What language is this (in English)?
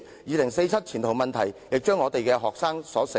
Cantonese